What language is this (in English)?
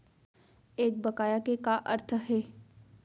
Chhattisgarhi